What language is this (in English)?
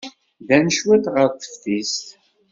Kabyle